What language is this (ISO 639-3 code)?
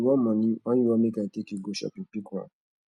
pcm